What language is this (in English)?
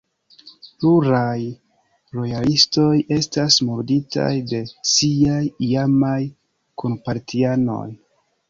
Esperanto